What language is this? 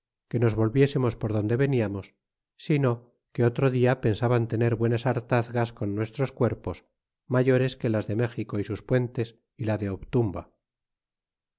Spanish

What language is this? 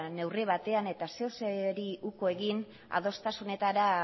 Basque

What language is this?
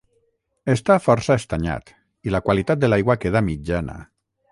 Catalan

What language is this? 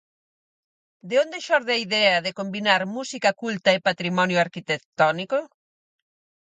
Galician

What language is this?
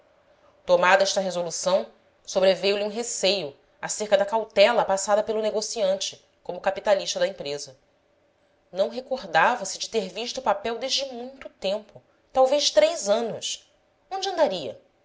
Portuguese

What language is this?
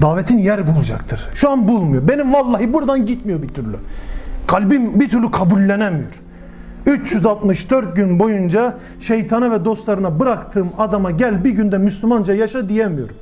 Turkish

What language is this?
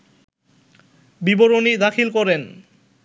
Bangla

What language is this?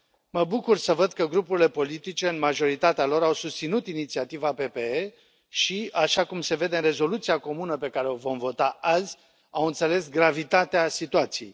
Romanian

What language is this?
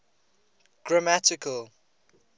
English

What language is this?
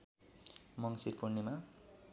Nepali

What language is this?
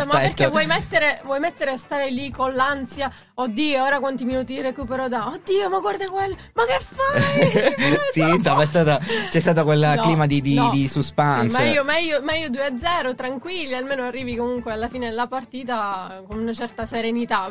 Italian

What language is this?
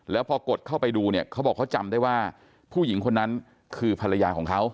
Thai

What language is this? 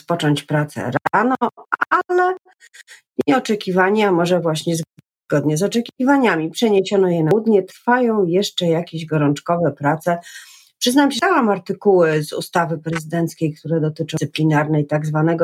Polish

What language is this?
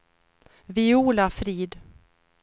Swedish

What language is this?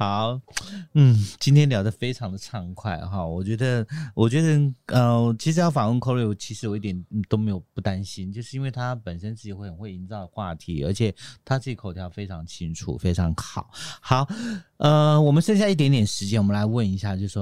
Chinese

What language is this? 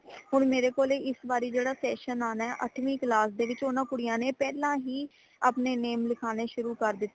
Punjabi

